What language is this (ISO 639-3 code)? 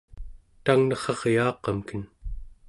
esu